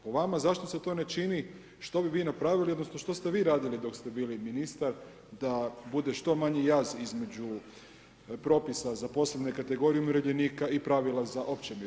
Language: Croatian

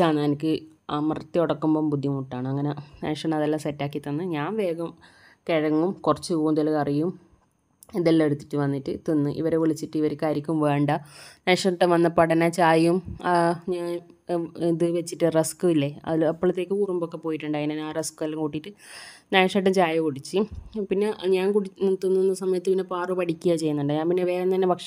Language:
Malayalam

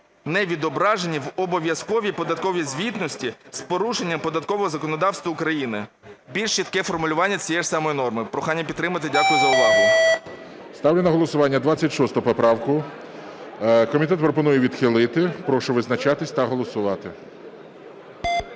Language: Ukrainian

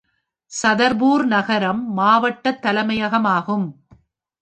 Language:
Tamil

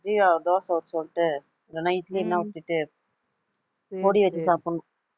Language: Tamil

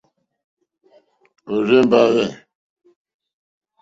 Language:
Mokpwe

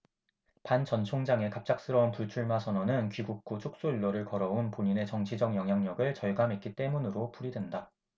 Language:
Korean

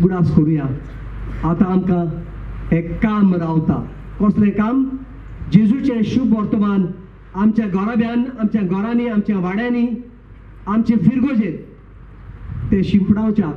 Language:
Turkish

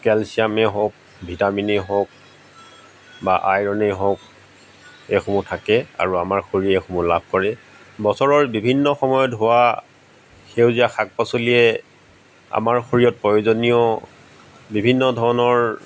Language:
Assamese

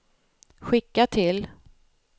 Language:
Swedish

